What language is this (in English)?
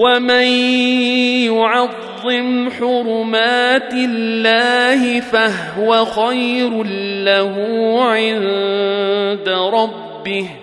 Arabic